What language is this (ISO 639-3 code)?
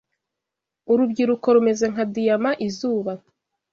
kin